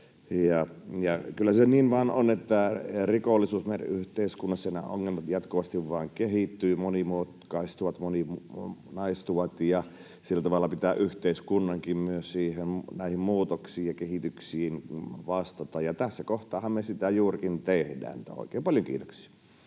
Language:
Finnish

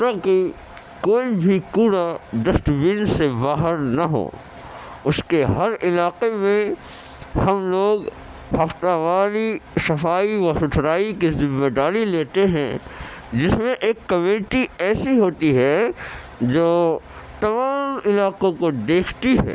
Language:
Urdu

